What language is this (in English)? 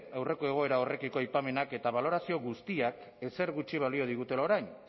Basque